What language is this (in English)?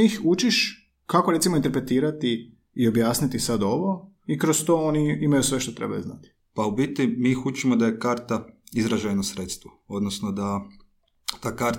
Croatian